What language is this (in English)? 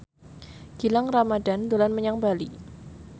Javanese